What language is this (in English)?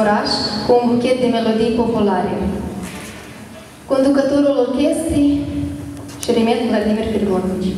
Korean